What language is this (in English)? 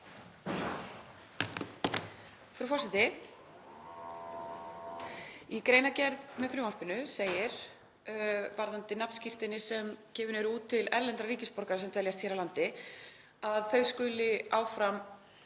Icelandic